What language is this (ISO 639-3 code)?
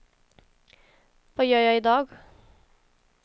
swe